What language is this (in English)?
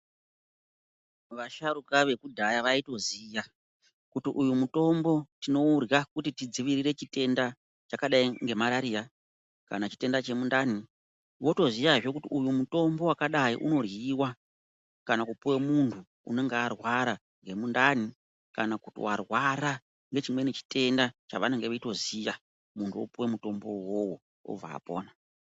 Ndau